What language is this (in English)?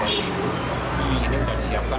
Indonesian